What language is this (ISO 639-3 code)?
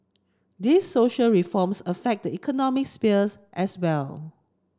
eng